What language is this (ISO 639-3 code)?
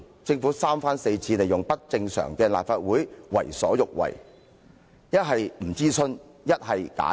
yue